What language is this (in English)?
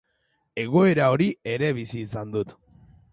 Basque